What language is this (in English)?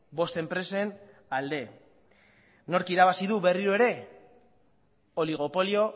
Basque